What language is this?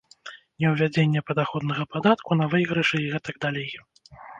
Belarusian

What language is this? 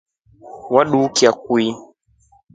Rombo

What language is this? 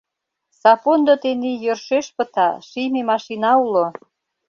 Mari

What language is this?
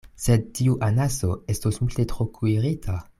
Esperanto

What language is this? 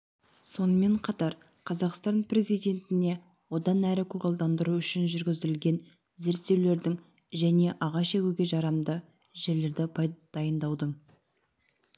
Kazakh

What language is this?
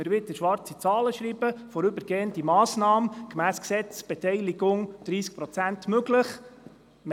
Swiss German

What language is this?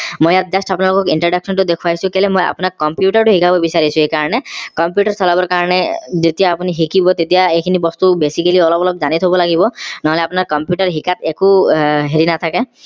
Assamese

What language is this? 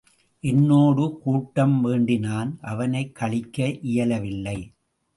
Tamil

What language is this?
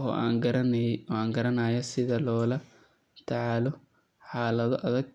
Somali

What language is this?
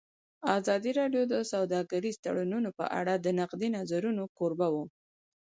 Pashto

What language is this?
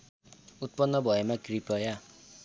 Nepali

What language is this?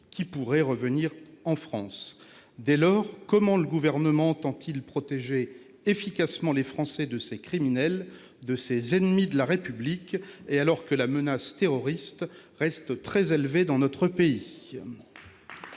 French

